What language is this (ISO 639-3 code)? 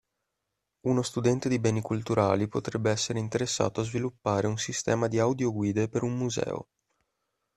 ita